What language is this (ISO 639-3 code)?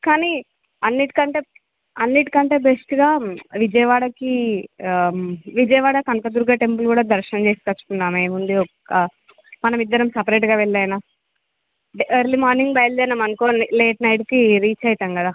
tel